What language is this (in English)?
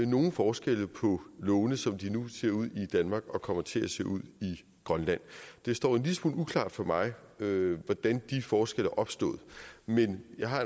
Danish